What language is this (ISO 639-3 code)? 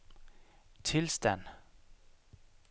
dan